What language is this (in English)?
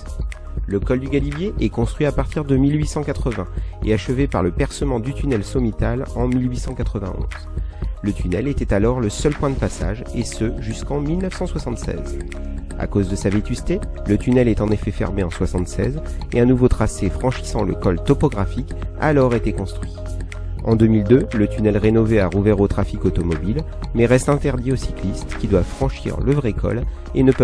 French